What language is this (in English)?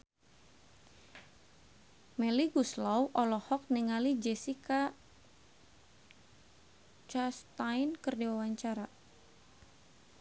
Sundanese